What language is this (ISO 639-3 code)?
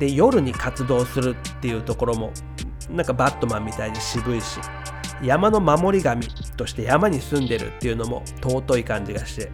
jpn